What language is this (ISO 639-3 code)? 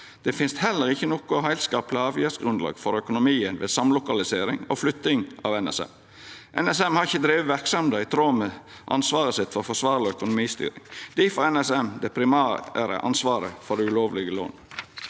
nor